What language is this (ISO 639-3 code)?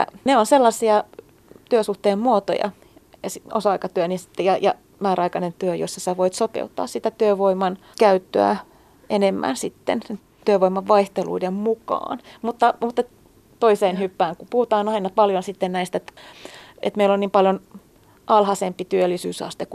fin